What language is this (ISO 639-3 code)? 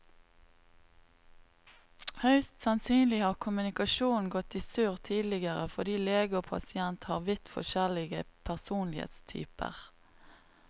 nor